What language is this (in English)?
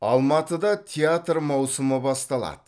Kazakh